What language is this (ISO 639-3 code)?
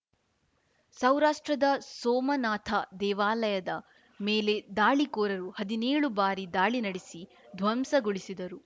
kan